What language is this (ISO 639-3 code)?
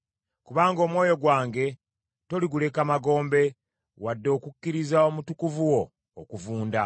lug